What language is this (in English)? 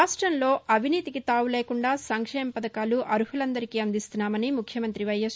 Telugu